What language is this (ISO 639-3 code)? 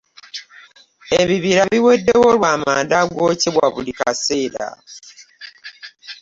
lug